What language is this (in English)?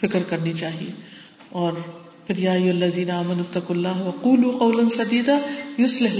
Urdu